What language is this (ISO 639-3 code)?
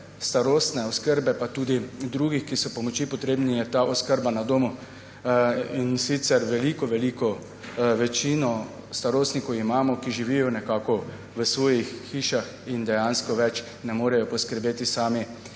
slv